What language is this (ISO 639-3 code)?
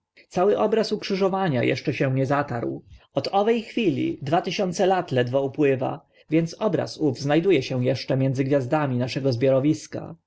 pol